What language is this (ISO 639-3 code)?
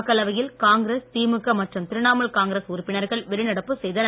tam